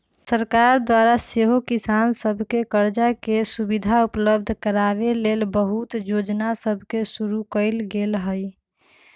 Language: Magahi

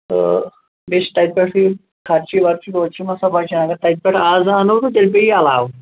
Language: Kashmiri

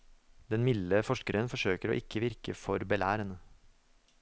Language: Norwegian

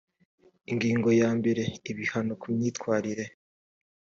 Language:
Kinyarwanda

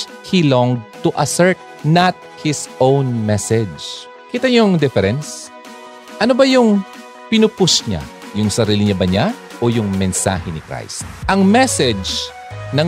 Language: Filipino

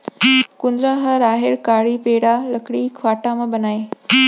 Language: Chhattisgarhi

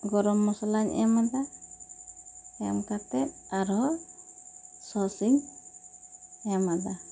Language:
Santali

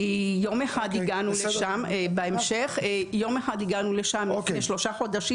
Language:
Hebrew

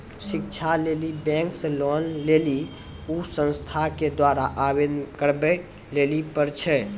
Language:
Maithili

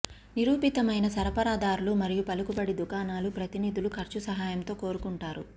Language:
Telugu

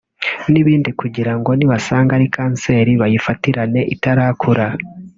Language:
Kinyarwanda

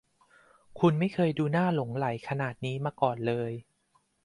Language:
Thai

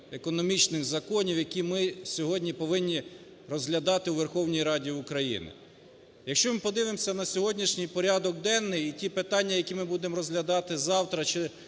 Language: Ukrainian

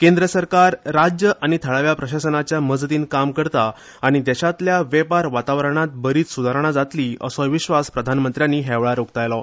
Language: Konkani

